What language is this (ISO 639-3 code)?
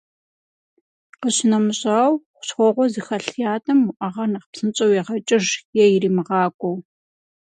kbd